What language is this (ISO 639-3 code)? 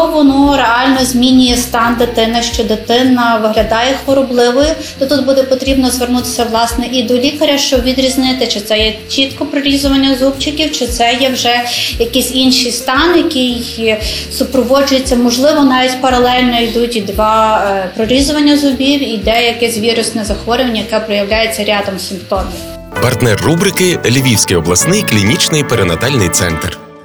ukr